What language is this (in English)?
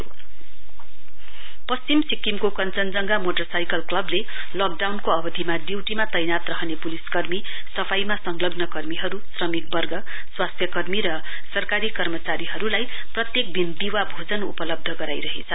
Nepali